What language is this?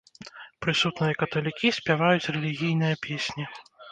Belarusian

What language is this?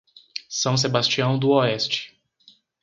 Portuguese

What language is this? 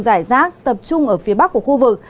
Vietnamese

